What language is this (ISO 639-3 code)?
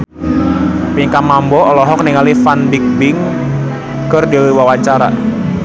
sun